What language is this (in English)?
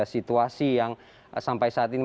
Indonesian